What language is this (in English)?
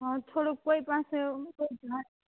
Gujarati